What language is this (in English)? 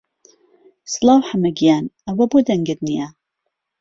Central Kurdish